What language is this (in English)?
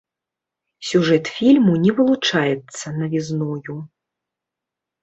Belarusian